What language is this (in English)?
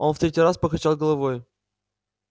Russian